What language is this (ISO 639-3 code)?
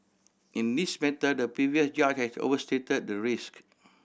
eng